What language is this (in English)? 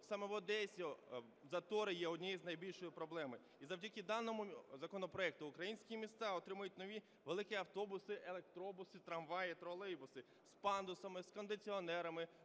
Ukrainian